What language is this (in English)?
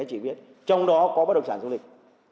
Vietnamese